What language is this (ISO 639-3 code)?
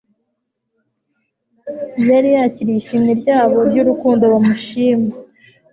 kin